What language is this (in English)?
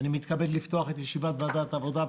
Hebrew